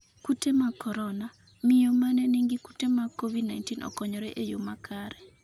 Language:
Luo (Kenya and Tanzania)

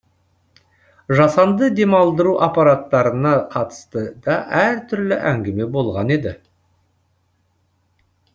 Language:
Kazakh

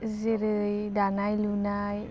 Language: Bodo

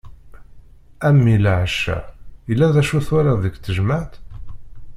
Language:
Kabyle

